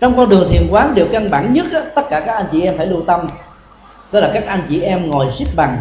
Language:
Vietnamese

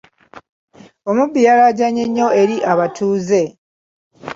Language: Ganda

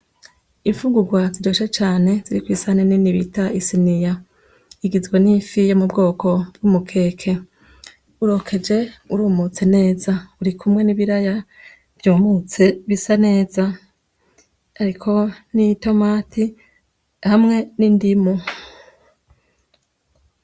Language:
Rundi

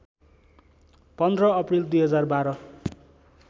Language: Nepali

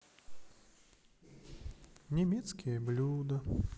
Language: Russian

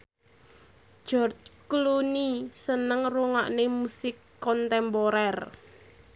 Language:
Javanese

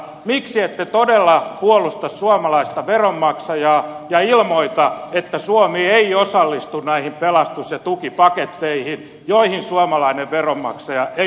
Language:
Finnish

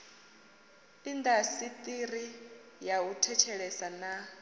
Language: Venda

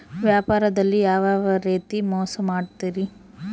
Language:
Kannada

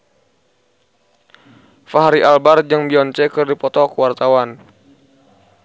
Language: Sundanese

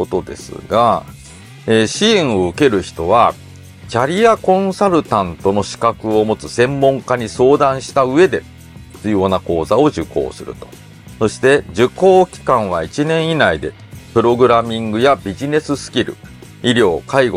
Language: Japanese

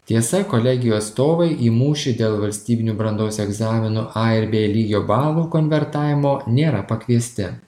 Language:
Lithuanian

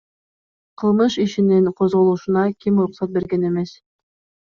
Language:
Kyrgyz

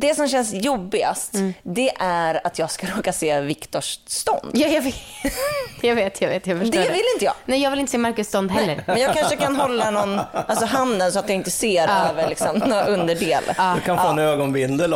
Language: Swedish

